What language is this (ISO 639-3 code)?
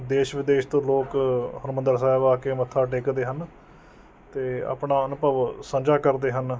pan